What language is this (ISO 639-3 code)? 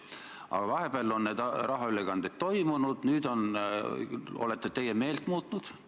est